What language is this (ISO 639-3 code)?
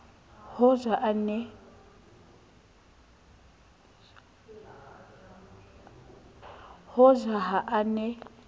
sot